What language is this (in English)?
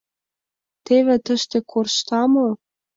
Mari